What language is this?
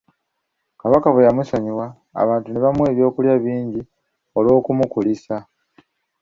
Ganda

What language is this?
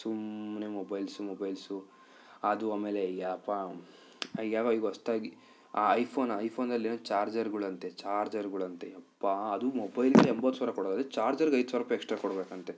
Kannada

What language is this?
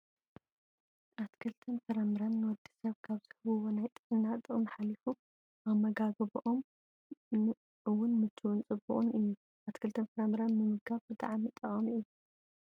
Tigrinya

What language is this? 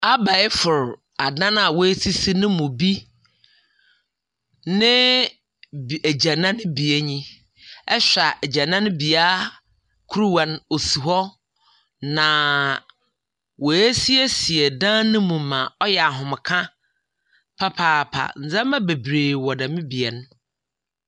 Akan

